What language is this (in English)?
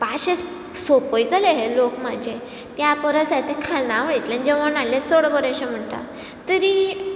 Konkani